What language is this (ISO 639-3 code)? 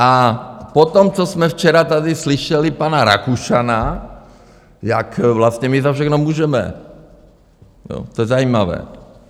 ces